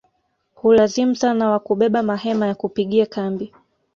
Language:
Swahili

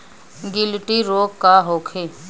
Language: Bhojpuri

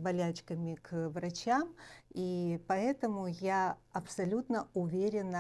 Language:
Russian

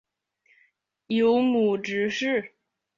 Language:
Chinese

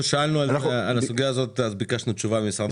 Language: Hebrew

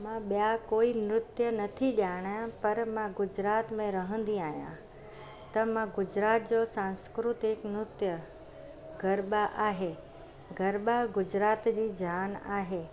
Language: Sindhi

